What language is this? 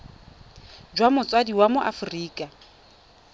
Tswana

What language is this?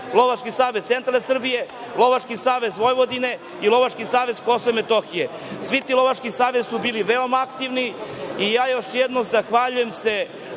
Serbian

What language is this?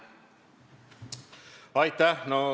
Estonian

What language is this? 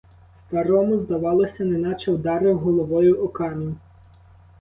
Ukrainian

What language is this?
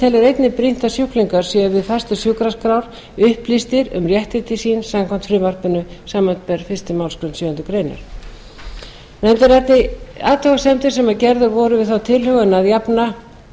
Icelandic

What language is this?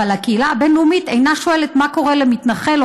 Hebrew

